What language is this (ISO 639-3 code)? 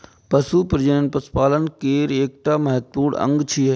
mai